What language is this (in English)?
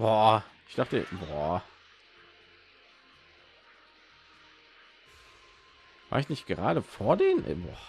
German